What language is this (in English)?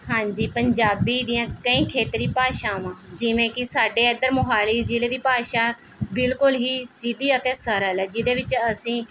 Punjabi